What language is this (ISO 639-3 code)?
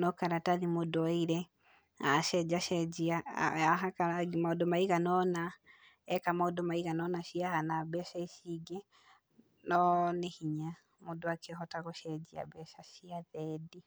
kik